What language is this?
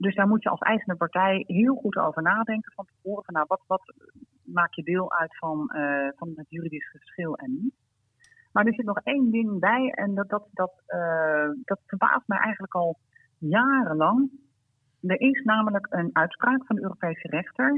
Dutch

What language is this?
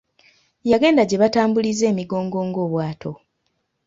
Ganda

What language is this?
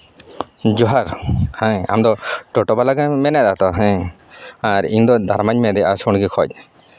Santali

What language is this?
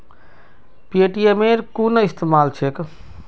Magahi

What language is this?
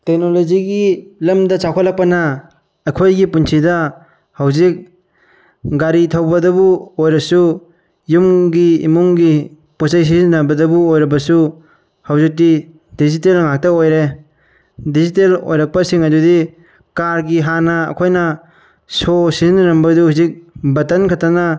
Manipuri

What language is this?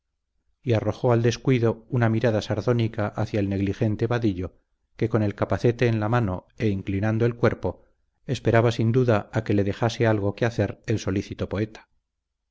Spanish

